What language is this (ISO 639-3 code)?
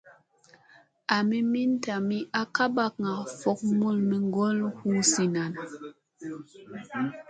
mse